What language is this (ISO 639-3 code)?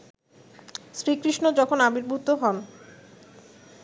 ben